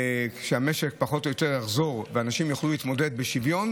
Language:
Hebrew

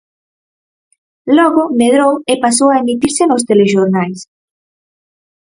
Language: Galician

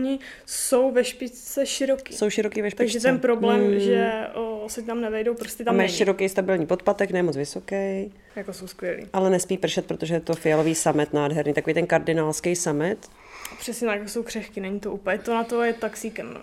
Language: Czech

